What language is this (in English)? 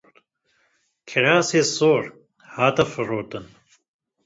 Kurdish